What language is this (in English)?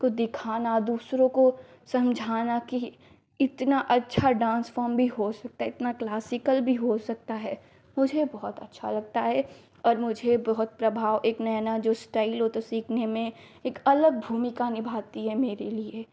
Hindi